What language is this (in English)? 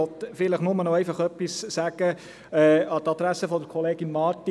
Swiss German